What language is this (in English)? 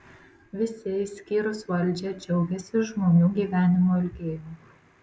Lithuanian